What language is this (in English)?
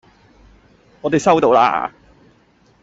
Cantonese